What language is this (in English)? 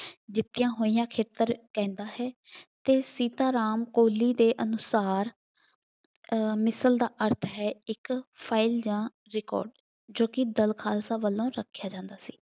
Punjabi